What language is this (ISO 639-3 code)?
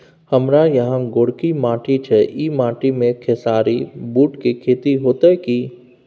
mai